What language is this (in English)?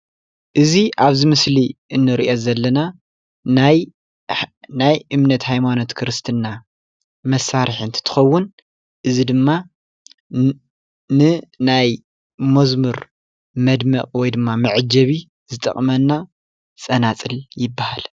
Tigrinya